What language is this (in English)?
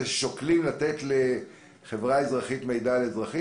Hebrew